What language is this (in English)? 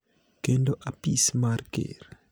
Luo (Kenya and Tanzania)